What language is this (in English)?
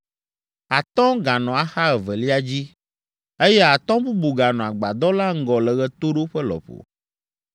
Ewe